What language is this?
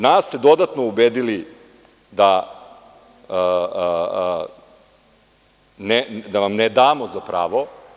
Serbian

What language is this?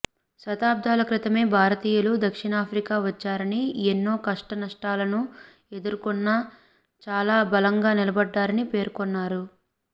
Telugu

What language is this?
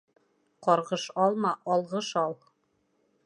Bashkir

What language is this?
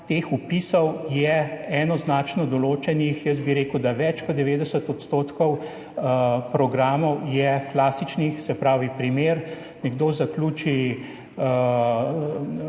Slovenian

